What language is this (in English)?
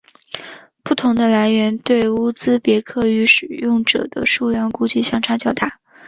Chinese